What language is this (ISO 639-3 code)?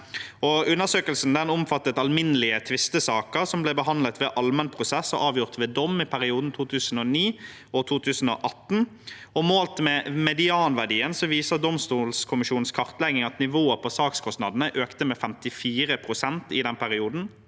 nor